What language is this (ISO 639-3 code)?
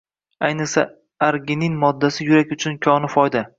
uzb